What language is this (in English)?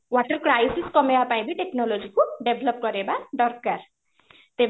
Odia